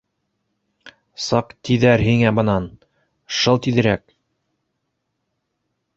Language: Bashkir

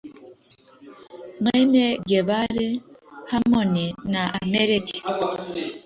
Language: Kinyarwanda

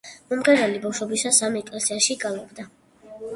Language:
Georgian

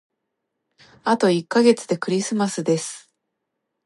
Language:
Japanese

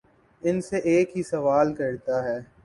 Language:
Urdu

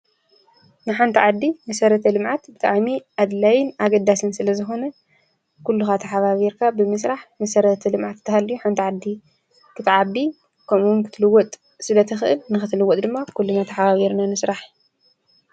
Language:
Tigrinya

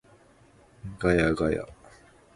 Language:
Japanese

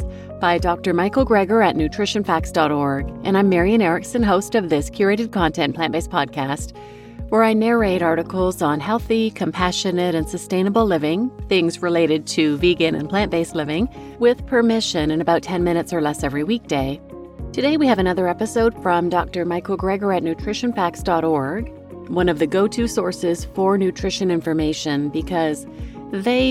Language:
English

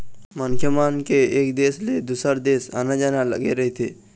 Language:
Chhattisgarhi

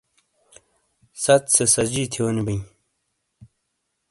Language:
Shina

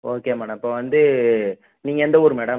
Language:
Tamil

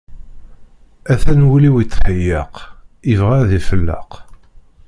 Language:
Kabyle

